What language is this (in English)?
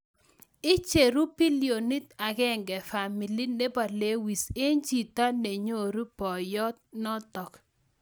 Kalenjin